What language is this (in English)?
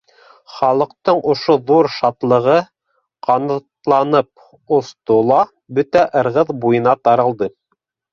Bashkir